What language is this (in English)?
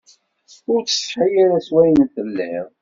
Kabyle